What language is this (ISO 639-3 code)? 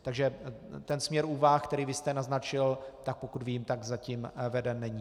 ces